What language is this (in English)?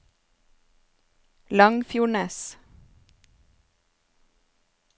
Norwegian